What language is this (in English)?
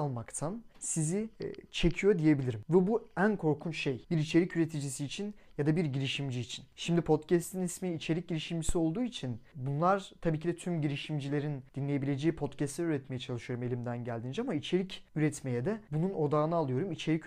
Turkish